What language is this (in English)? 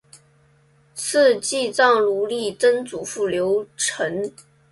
Chinese